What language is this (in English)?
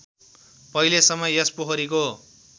Nepali